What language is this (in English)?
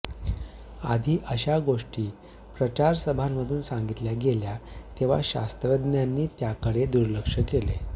Marathi